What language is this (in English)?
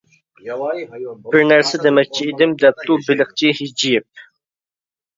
Uyghur